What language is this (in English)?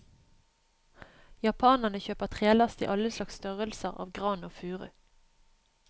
Norwegian